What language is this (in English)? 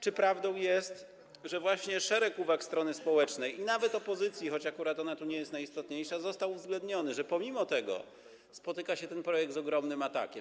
Polish